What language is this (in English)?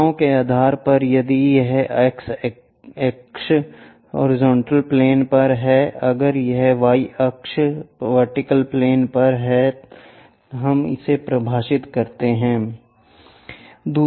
Hindi